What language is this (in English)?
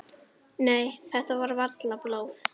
Icelandic